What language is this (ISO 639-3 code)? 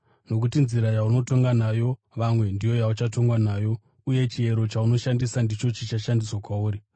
sna